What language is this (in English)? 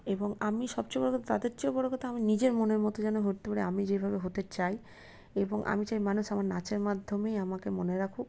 Bangla